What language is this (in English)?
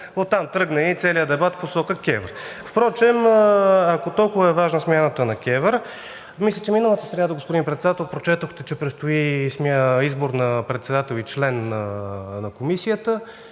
Bulgarian